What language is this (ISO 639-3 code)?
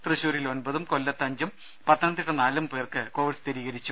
mal